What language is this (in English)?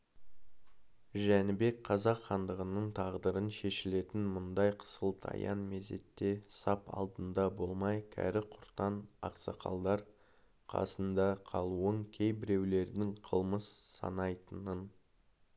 Kazakh